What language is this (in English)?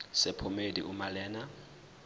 Zulu